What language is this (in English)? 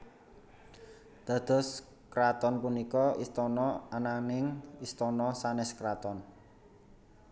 Javanese